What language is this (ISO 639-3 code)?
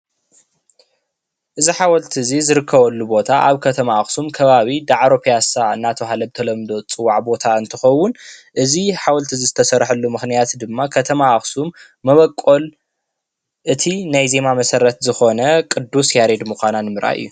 tir